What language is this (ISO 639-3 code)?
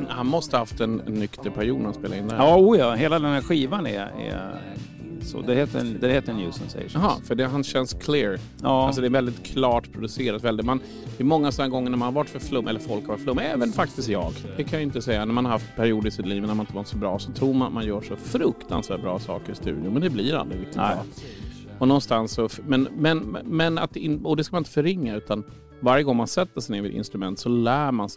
swe